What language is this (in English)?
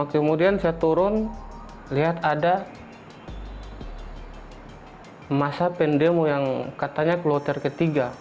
Indonesian